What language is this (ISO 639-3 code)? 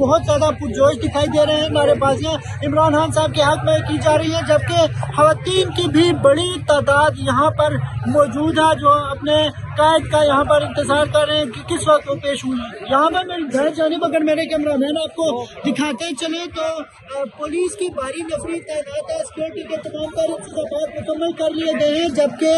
ara